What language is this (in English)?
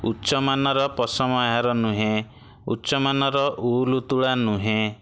Odia